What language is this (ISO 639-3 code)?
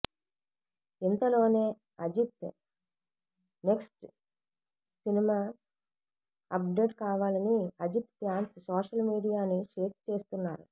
tel